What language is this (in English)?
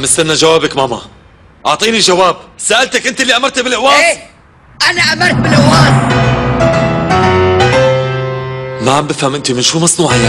Arabic